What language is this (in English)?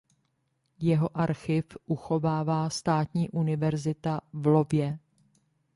Czech